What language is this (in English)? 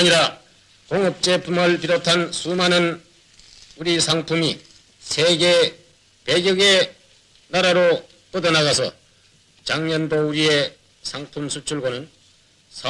Korean